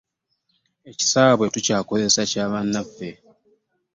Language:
Ganda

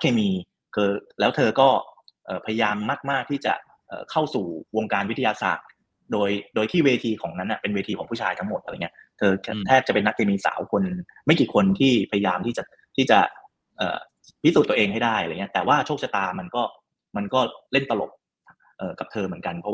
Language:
Thai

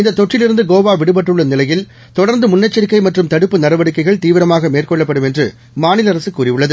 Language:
Tamil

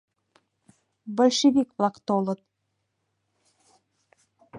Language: Mari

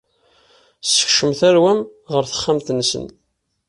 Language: Kabyle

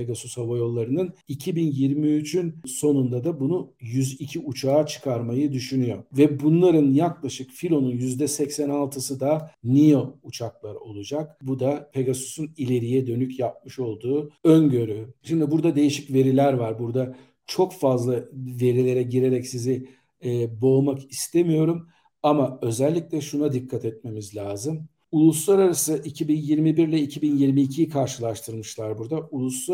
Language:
Turkish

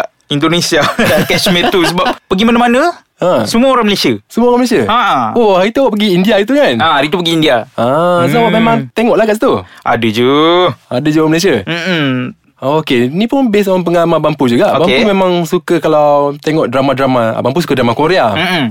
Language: Malay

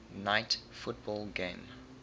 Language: English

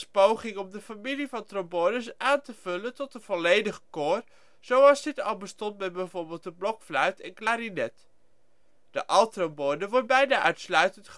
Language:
Dutch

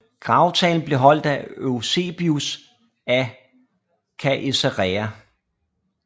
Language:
Danish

